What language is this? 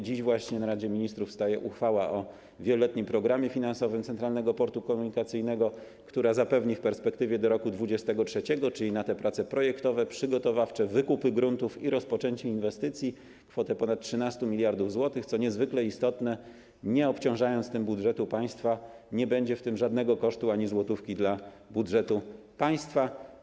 Polish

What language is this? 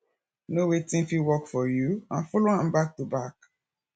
Nigerian Pidgin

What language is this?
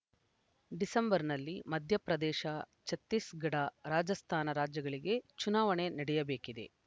Kannada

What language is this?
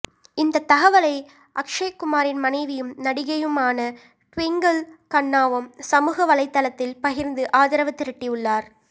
Tamil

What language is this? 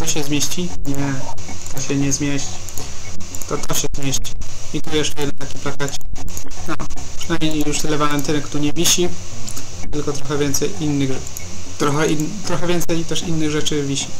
Polish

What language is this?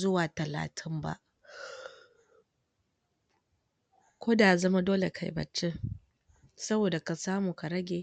Hausa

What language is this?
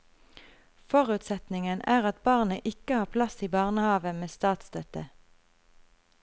Norwegian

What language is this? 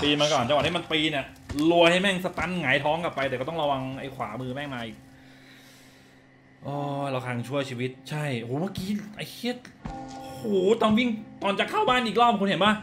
Thai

